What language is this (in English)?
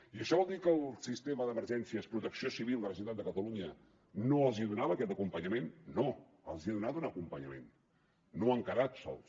Catalan